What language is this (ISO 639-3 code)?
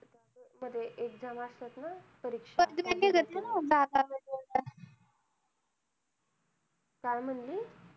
mar